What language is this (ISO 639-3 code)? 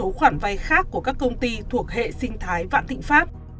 vie